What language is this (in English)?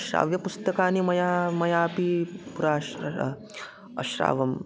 Sanskrit